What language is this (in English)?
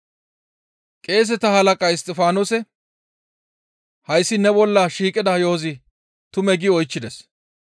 Gamo